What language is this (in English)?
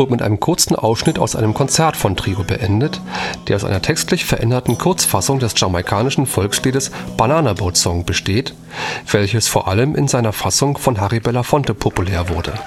German